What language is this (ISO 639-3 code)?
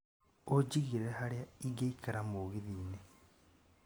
kik